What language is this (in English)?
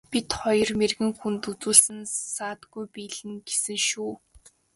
Mongolian